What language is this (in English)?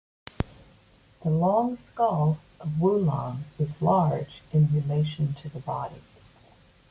English